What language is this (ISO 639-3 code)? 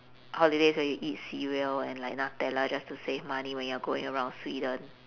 eng